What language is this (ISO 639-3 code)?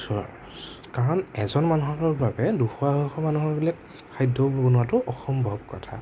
asm